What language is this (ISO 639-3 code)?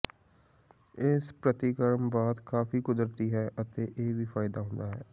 pan